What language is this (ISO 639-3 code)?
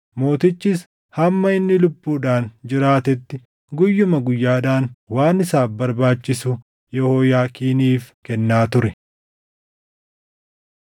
orm